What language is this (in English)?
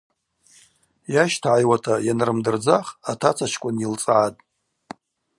Abaza